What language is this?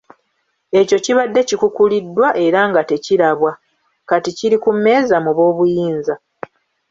Ganda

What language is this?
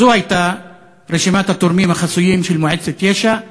Hebrew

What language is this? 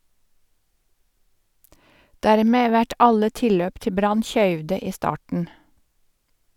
Norwegian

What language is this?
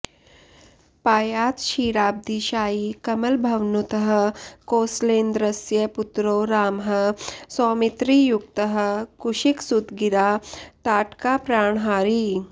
Sanskrit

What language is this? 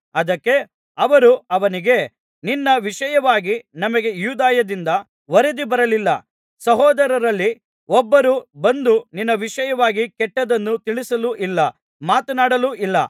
Kannada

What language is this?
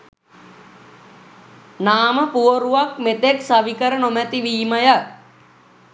Sinhala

